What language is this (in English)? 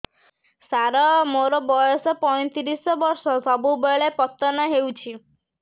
Odia